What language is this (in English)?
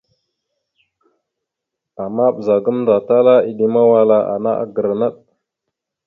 Mada (Cameroon)